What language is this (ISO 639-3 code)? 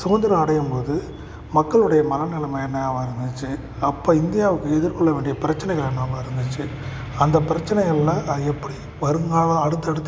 tam